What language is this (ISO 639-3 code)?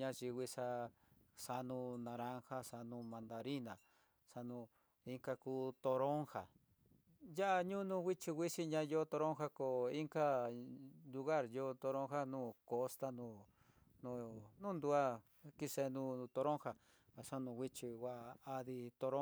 mtx